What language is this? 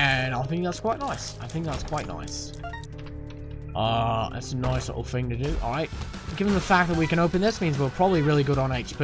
English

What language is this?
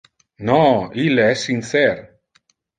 Interlingua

